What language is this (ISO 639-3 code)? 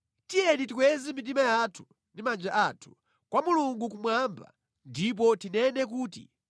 nya